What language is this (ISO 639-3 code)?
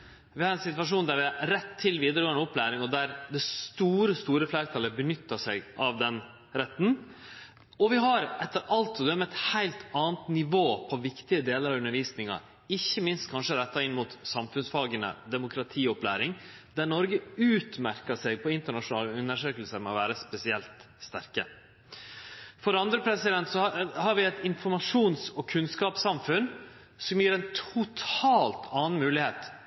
nno